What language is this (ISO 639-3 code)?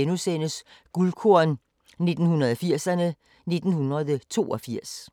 dan